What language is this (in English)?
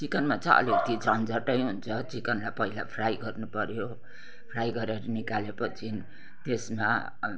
Nepali